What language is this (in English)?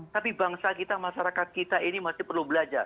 Indonesian